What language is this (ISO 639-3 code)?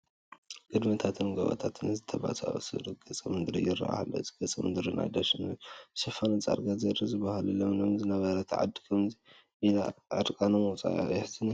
tir